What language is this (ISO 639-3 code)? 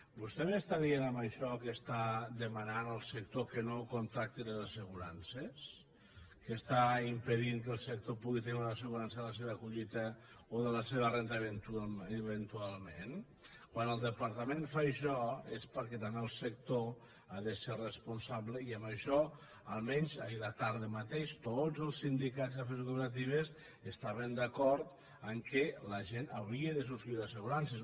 cat